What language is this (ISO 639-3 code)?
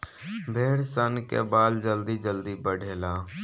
bho